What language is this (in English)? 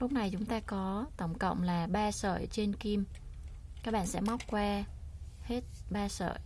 Vietnamese